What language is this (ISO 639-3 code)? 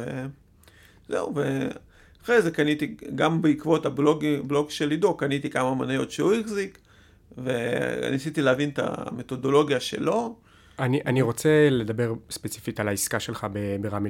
heb